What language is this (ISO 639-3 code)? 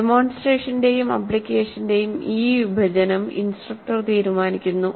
mal